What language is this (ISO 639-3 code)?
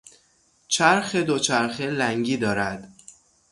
fas